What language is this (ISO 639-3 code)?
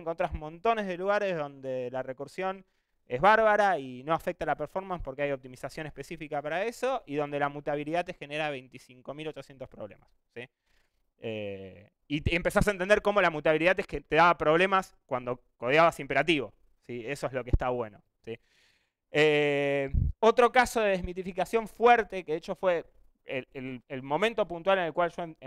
spa